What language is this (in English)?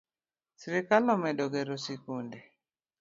Luo (Kenya and Tanzania)